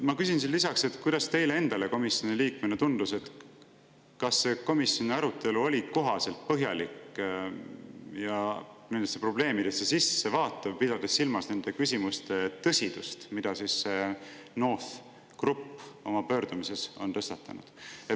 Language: Estonian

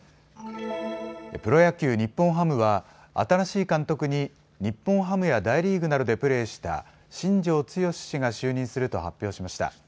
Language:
Japanese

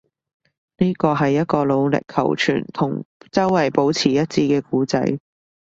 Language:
Cantonese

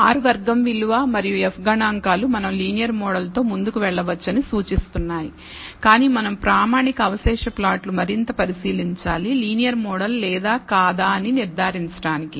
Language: Telugu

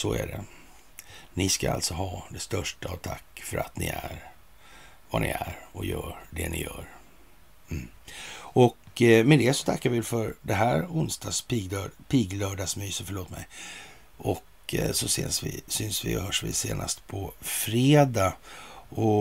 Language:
Swedish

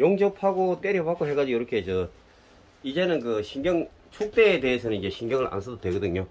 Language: Korean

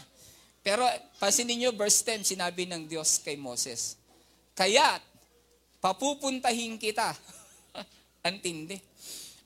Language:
Filipino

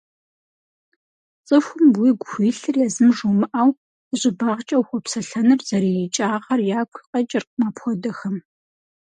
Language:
Kabardian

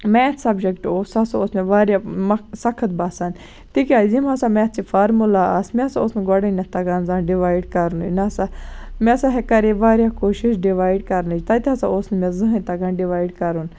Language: Kashmiri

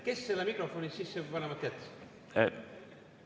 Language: Estonian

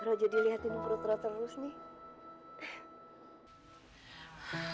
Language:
Indonesian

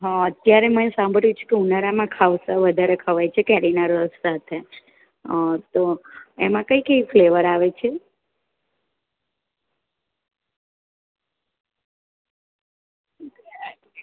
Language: Gujarati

